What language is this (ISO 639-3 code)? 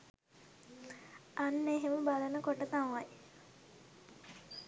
sin